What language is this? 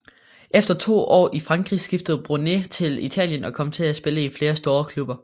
Danish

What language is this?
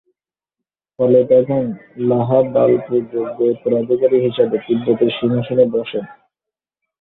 Bangla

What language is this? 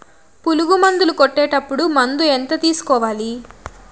Telugu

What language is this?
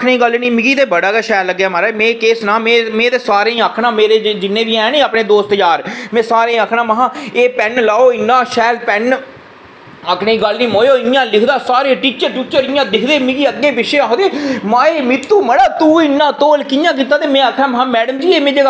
Dogri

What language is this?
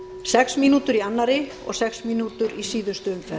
Icelandic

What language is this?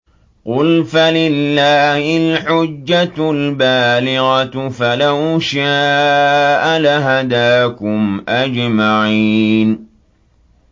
Arabic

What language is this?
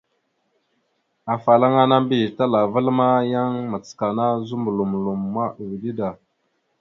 Mada (Cameroon)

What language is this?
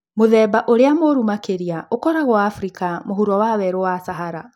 Kikuyu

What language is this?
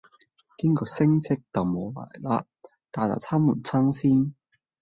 Cantonese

